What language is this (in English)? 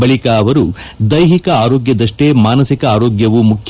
Kannada